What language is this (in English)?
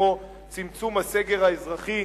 Hebrew